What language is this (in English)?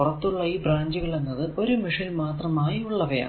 Malayalam